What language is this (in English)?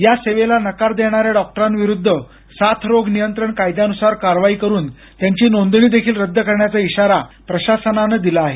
Marathi